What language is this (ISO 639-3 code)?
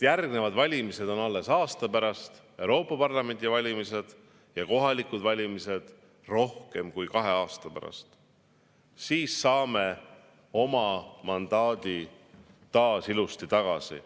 est